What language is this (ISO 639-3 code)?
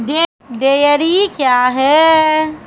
mai